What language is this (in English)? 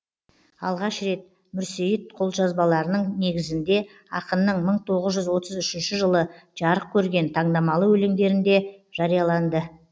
Kazakh